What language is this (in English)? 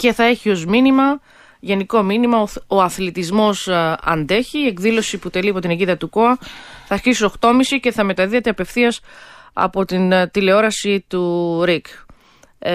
Greek